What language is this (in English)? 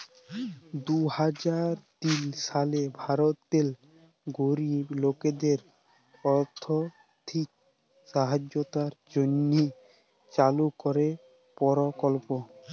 Bangla